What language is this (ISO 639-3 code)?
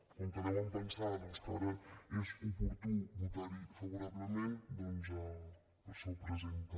cat